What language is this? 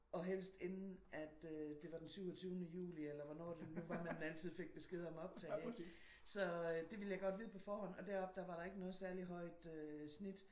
Danish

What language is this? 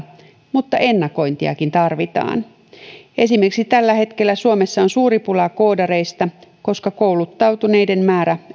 Finnish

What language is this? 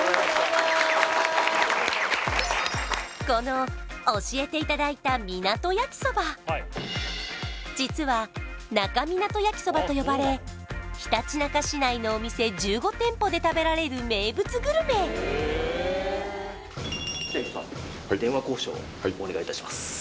Japanese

